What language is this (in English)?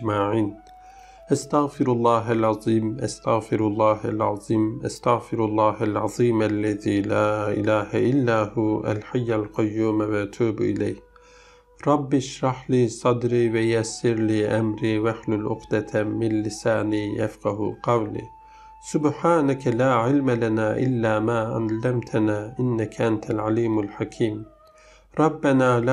Turkish